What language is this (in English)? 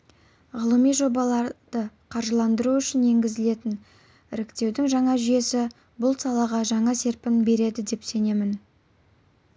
Kazakh